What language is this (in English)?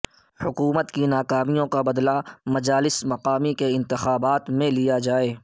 Urdu